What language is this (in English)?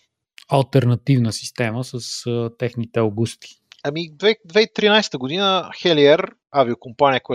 Bulgarian